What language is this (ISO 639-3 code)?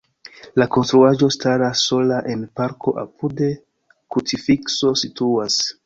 epo